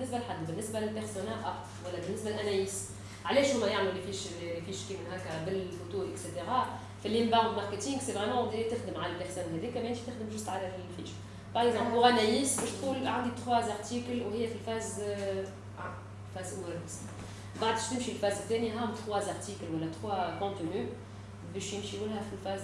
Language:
French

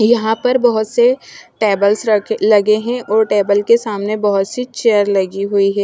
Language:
Hindi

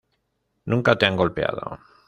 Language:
Spanish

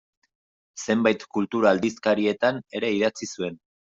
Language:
Basque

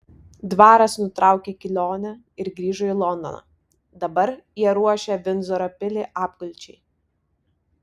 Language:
Lithuanian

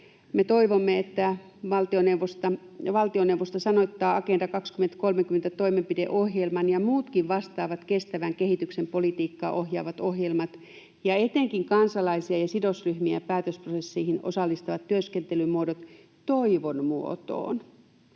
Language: Finnish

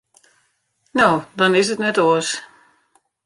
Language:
Western Frisian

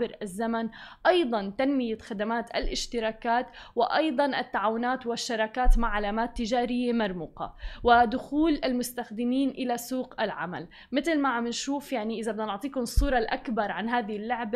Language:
Arabic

